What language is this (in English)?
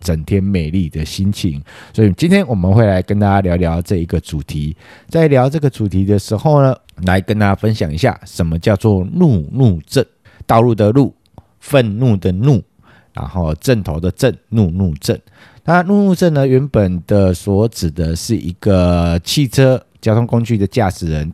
Chinese